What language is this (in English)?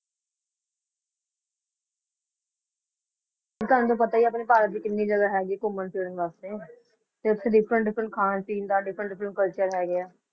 Punjabi